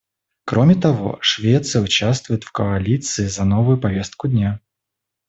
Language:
Russian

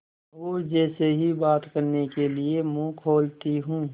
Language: Hindi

